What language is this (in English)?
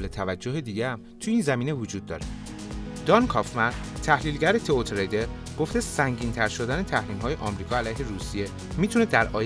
Persian